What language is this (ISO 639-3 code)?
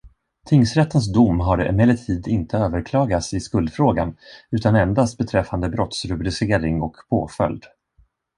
swe